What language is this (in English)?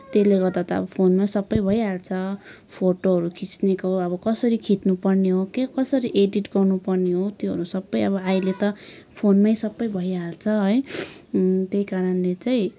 Nepali